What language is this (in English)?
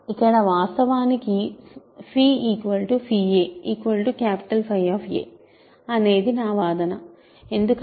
Telugu